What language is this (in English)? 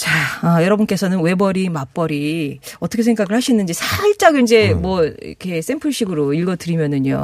Korean